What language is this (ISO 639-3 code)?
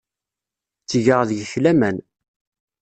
kab